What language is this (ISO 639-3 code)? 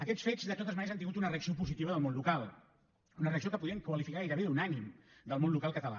cat